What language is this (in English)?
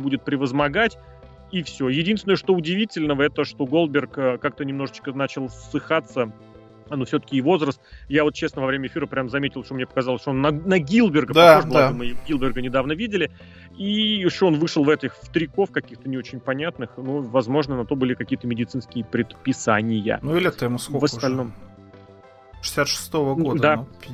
Russian